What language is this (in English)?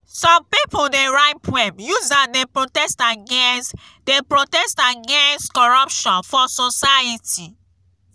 Nigerian Pidgin